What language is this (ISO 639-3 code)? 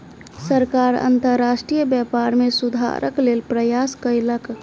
mai